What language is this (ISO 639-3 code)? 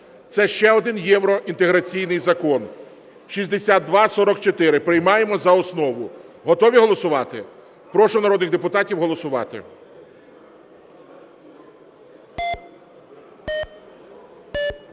ukr